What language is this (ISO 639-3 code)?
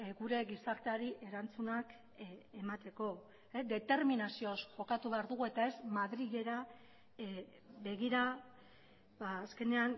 eus